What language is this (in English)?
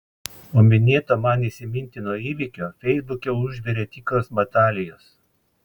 Lithuanian